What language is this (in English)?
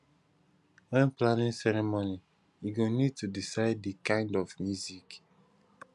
Nigerian Pidgin